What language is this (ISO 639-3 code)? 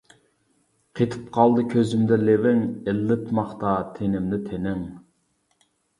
uig